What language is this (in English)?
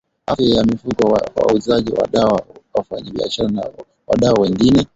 Swahili